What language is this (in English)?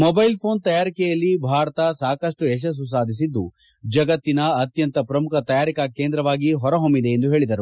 Kannada